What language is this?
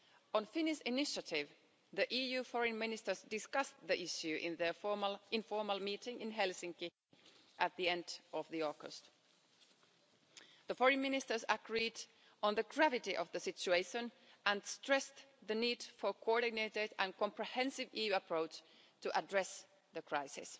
English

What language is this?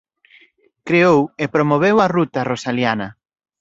Galician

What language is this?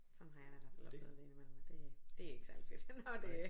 Danish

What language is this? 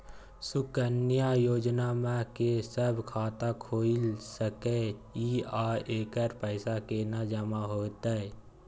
Maithili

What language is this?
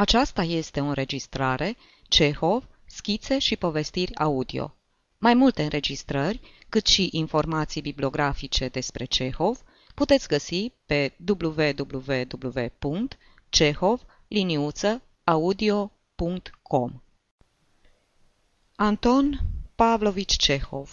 Romanian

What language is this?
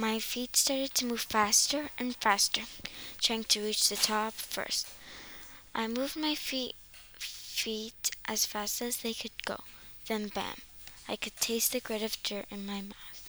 English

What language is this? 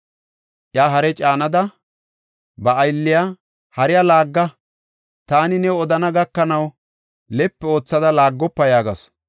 Gofa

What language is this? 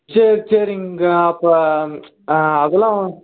Tamil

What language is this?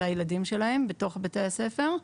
Hebrew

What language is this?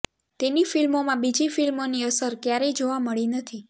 Gujarati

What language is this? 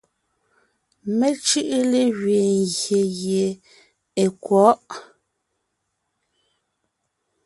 Ngiemboon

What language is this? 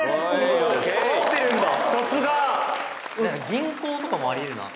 Japanese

